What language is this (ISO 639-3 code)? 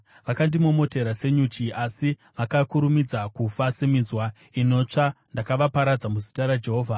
sna